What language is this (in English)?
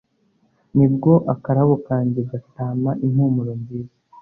Kinyarwanda